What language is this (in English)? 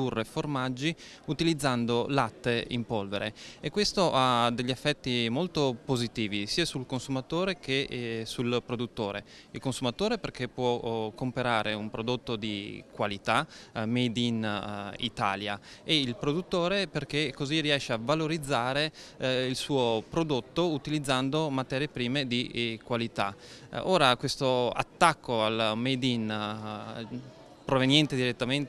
Italian